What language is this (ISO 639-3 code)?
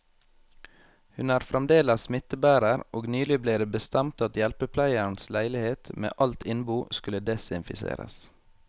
nor